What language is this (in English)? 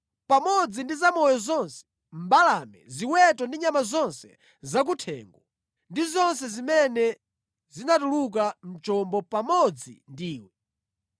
Nyanja